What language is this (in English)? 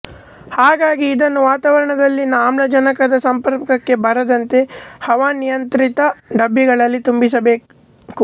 Kannada